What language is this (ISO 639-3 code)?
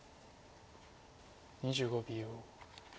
jpn